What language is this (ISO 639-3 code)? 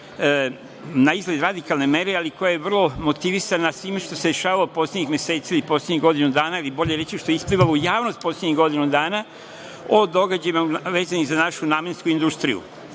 srp